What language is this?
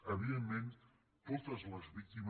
Catalan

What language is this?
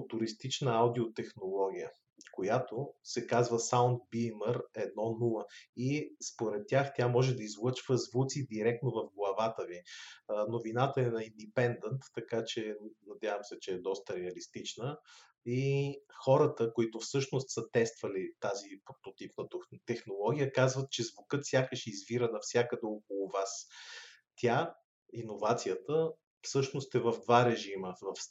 Bulgarian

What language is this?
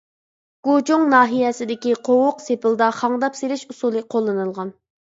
Uyghur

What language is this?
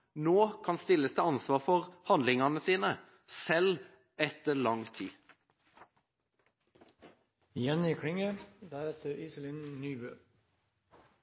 Norwegian Bokmål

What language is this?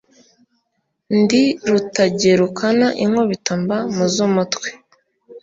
Kinyarwanda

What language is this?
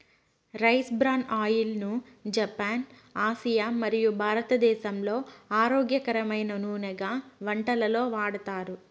Telugu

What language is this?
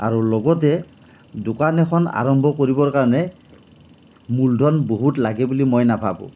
Assamese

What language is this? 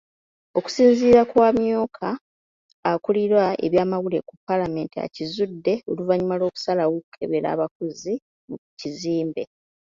Ganda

